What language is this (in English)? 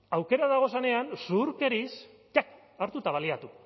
Basque